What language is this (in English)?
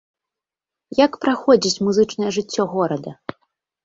Belarusian